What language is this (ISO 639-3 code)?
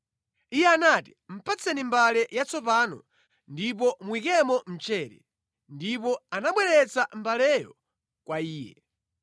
nya